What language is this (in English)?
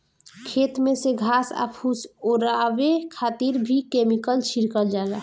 Bhojpuri